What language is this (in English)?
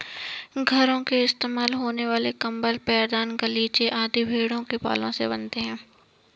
Hindi